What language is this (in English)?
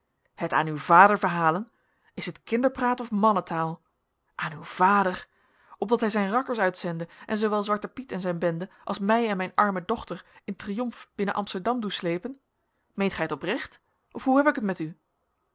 Dutch